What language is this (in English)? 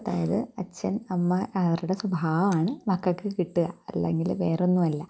Malayalam